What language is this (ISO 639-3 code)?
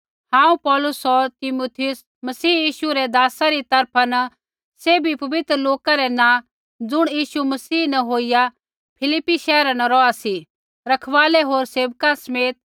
kfx